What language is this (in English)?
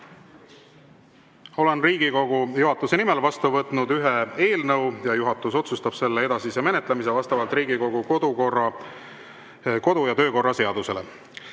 Estonian